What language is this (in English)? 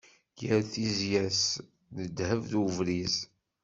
Kabyle